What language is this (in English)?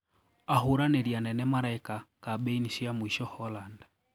Kikuyu